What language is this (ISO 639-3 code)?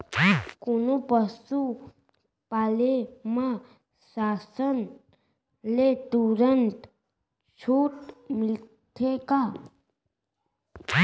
hne